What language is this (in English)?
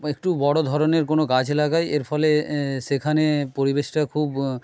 Bangla